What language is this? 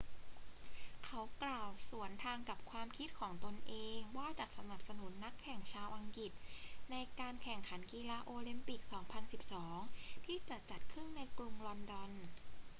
Thai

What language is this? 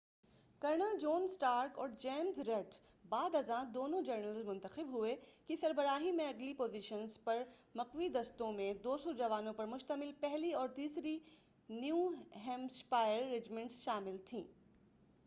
Urdu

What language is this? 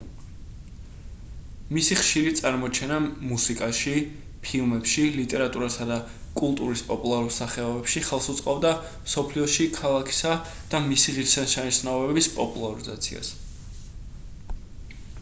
Georgian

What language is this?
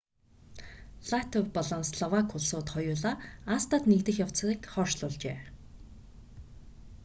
Mongolian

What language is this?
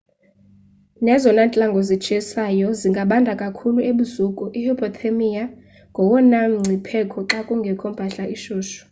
Xhosa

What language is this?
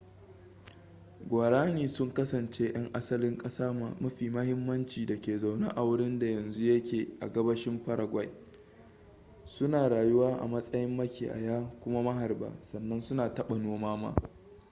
Hausa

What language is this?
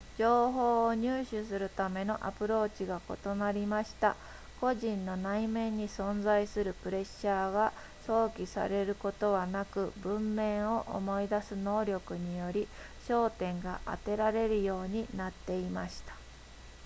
Japanese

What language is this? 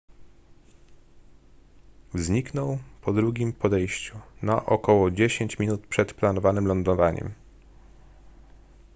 Polish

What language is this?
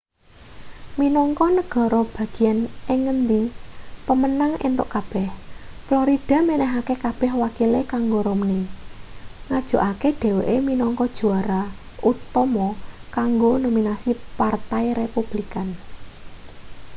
Javanese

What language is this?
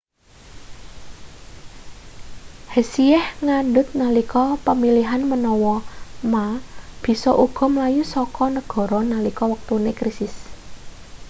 Javanese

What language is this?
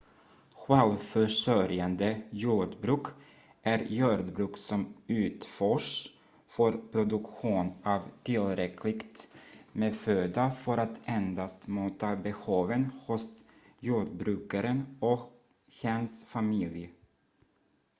Swedish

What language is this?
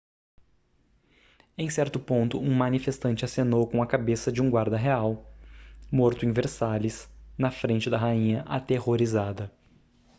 Portuguese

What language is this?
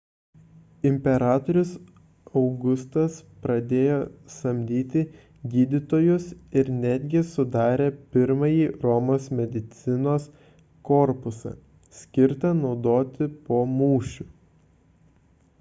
Lithuanian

